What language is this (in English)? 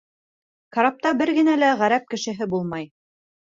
Bashkir